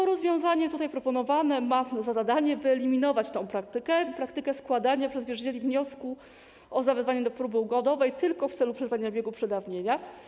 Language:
Polish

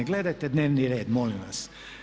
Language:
Croatian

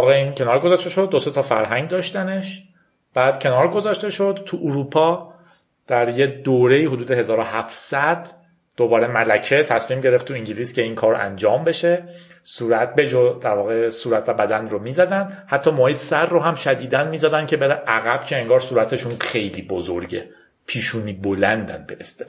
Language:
Persian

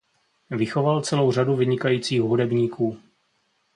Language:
Czech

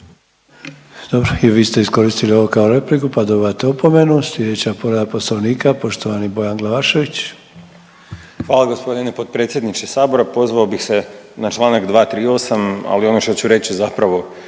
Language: Croatian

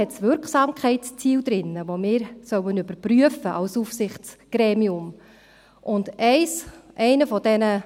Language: Swiss German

